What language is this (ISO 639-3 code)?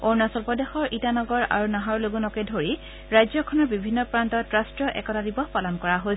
asm